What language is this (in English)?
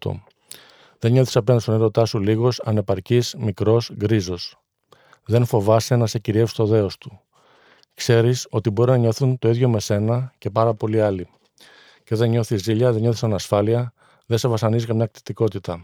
Greek